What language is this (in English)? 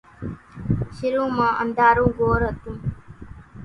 Kachi Koli